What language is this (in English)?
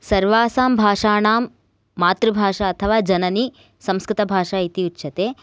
Sanskrit